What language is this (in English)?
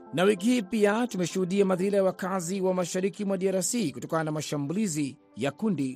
Swahili